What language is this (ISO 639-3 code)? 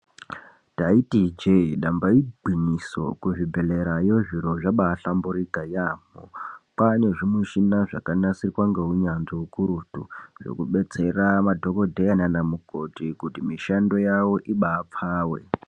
ndc